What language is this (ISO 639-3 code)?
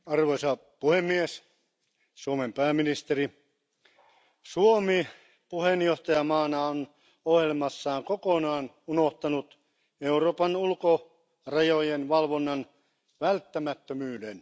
fin